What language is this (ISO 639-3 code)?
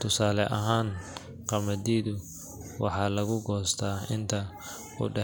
som